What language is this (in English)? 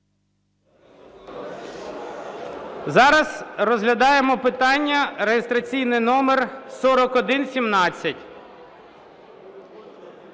Ukrainian